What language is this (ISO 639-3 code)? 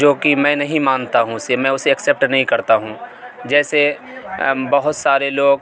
urd